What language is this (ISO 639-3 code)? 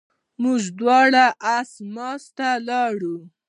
pus